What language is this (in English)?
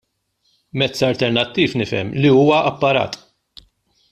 Maltese